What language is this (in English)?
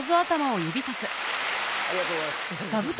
Japanese